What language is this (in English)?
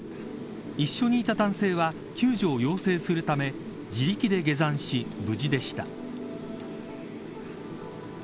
Japanese